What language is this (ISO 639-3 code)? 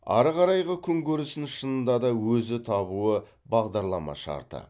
kaz